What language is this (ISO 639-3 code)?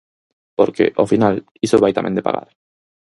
glg